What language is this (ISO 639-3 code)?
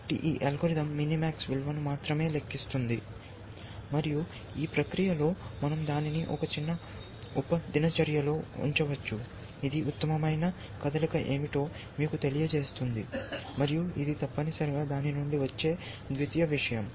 tel